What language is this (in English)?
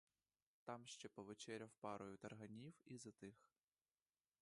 Ukrainian